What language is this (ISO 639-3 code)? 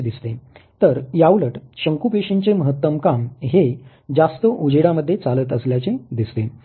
mar